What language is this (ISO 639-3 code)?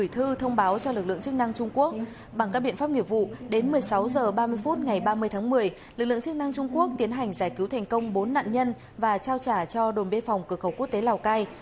vie